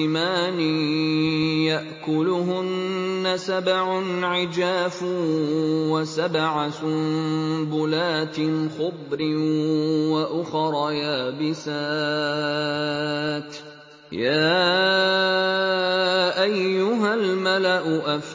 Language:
Arabic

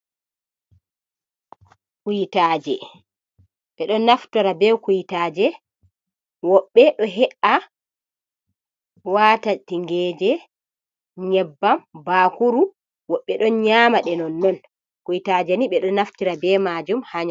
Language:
Fula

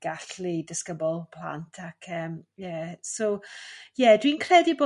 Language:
Welsh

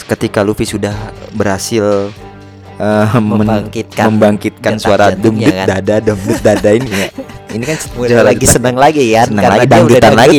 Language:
Indonesian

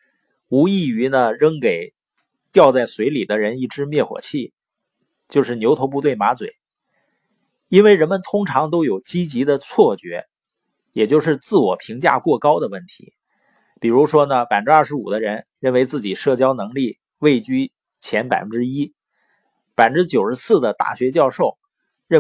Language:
Chinese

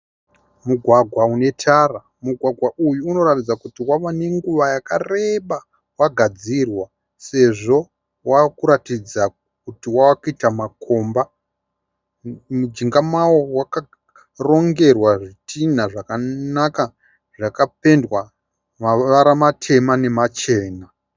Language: Shona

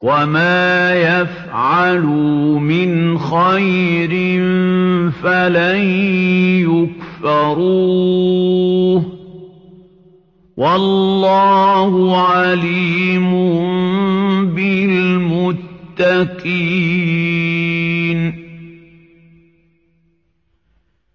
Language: Arabic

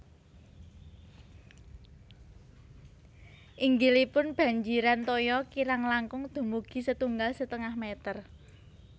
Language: Javanese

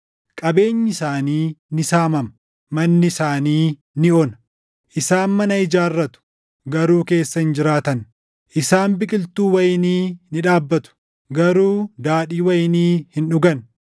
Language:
Oromo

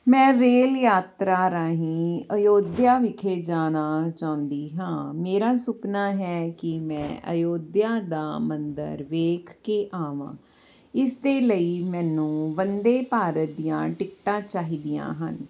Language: Punjabi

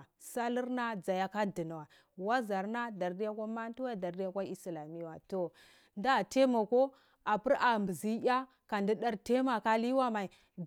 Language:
Cibak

